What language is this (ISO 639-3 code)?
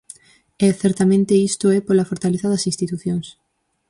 glg